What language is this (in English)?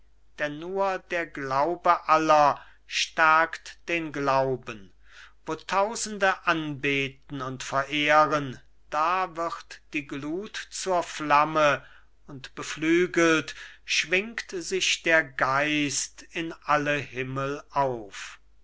German